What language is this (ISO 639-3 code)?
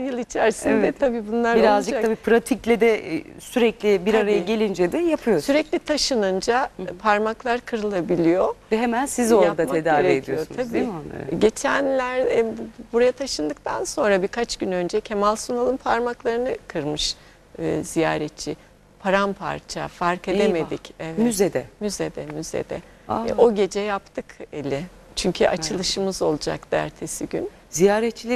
tur